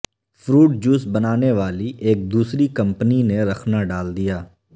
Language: Urdu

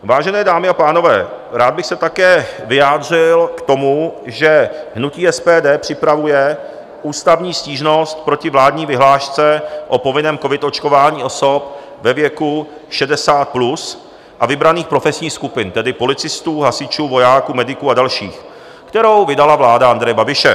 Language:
Czech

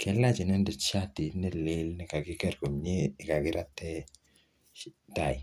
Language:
Kalenjin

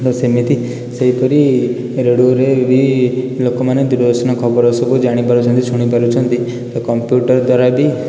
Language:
Odia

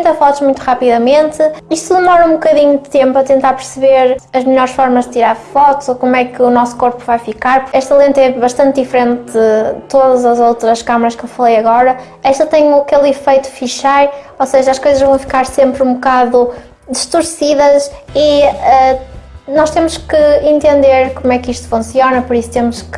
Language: Portuguese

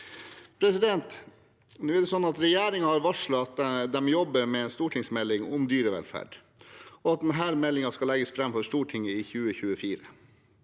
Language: Norwegian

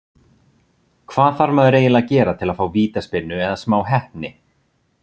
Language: Icelandic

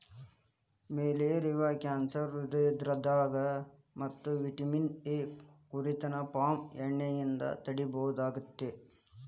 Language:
Kannada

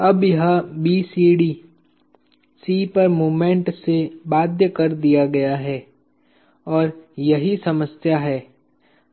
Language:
Hindi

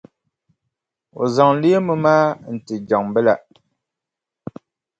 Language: Dagbani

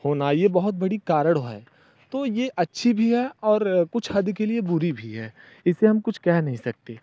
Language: Hindi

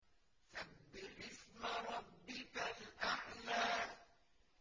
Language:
Arabic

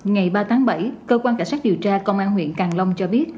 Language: Vietnamese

